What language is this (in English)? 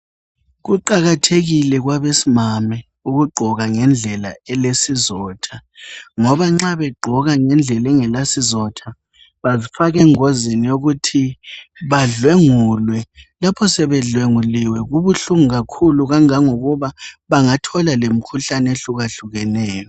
North Ndebele